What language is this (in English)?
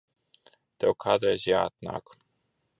Latvian